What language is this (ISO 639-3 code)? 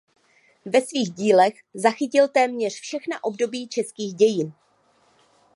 ces